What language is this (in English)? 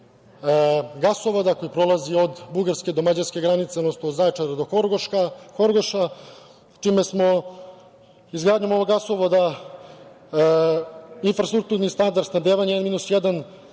Serbian